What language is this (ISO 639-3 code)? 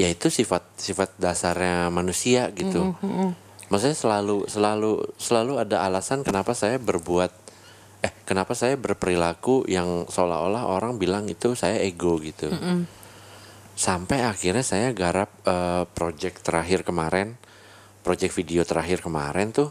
ind